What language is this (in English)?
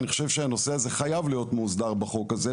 Hebrew